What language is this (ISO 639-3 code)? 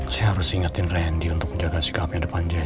ind